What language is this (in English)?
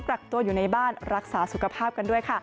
Thai